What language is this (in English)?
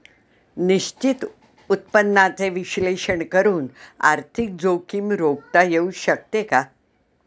Marathi